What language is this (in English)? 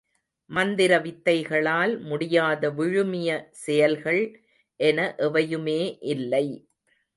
Tamil